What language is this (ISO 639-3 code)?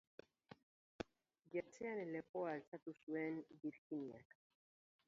eus